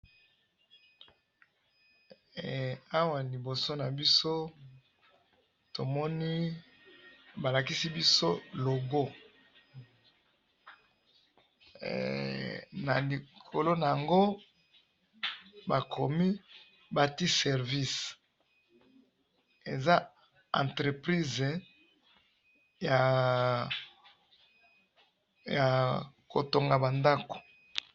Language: Lingala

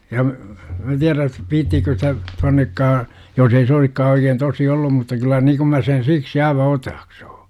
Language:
Finnish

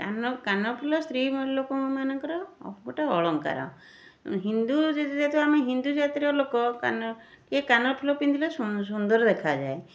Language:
Odia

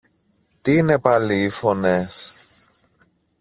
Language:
Greek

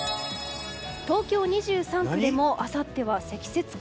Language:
Japanese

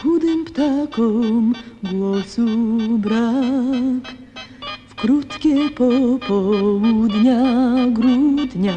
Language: Polish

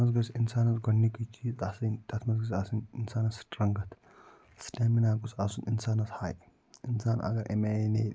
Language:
Kashmiri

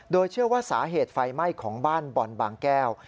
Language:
Thai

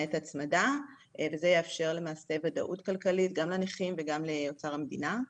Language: Hebrew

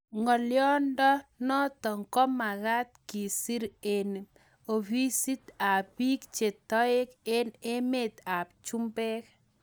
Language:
Kalenjin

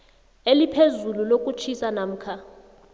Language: South Ndebele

